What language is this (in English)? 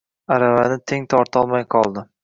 Uzbek